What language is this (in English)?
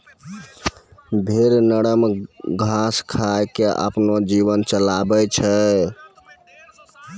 Maithili